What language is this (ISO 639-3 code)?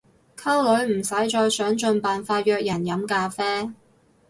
yue